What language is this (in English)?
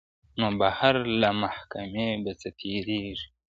Pashto